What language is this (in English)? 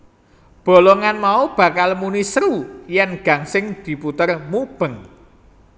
Javanese